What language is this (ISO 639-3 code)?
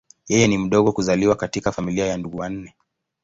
swa